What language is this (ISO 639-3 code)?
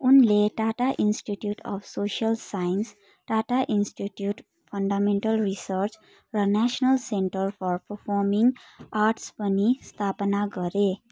nep